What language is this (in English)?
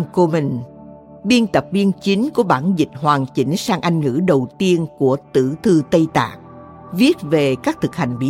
Vietnamese